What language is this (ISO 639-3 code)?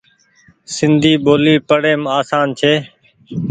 gig